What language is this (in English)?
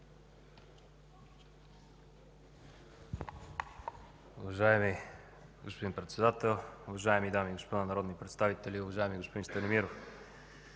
Bulgarian